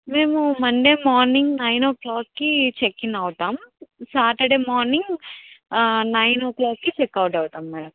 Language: Telugu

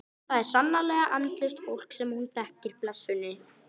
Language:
Icelandic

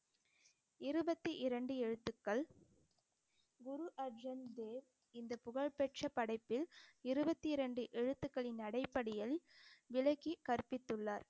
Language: Tamil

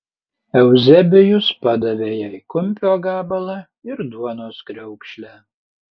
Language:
Lithuanian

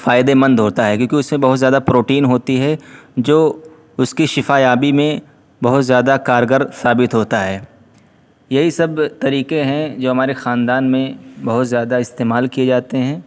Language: Urdu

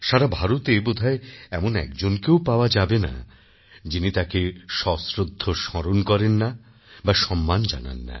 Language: Bangla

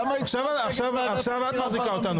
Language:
Hebrew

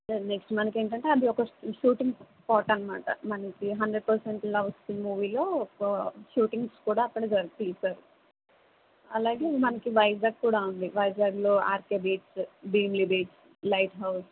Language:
Telugu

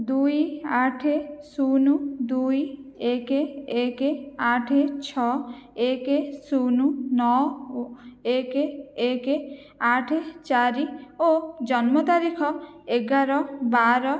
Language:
Odia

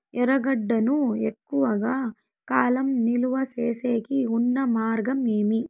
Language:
Telugu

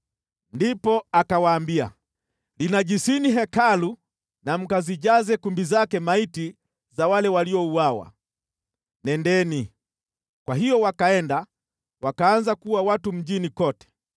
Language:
Swahili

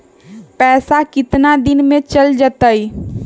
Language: Magahi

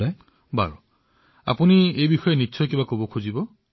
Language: Assamese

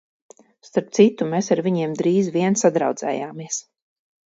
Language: Latvian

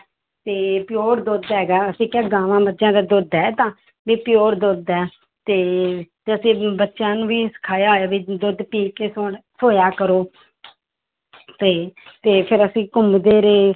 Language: Punjabi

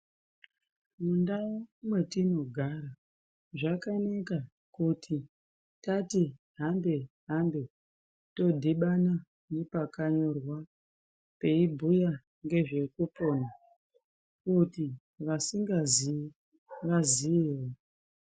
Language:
Ndau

